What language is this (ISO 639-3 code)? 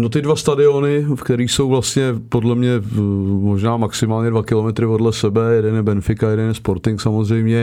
ces